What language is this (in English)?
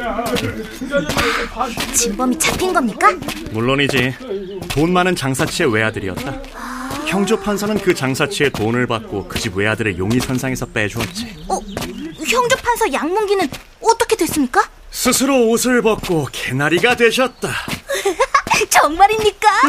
Korean